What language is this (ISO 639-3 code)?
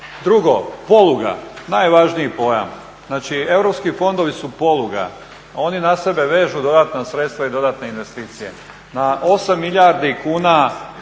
hrv